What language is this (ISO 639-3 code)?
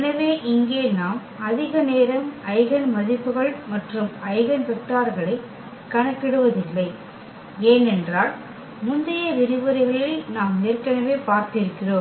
tam